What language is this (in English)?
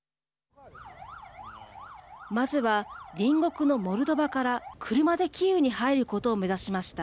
Japanese